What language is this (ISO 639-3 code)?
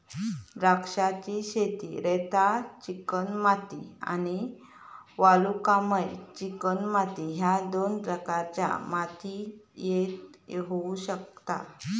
mar